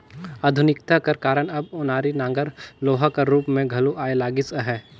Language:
Chhattisgarhi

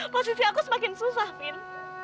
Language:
Indonesian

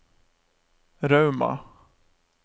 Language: Norwegian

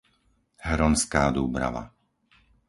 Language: Slovak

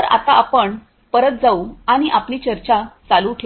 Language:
Marathi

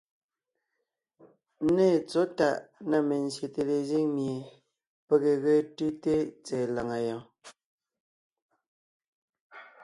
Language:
Ngiemboon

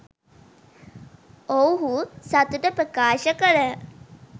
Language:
Sinhala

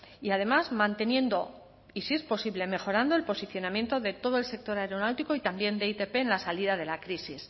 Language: Spanish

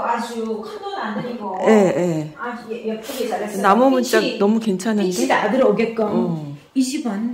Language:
Korean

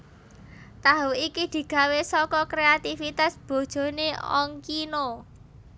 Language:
Javanese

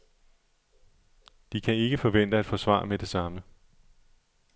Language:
Danish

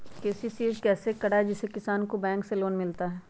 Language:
Magahi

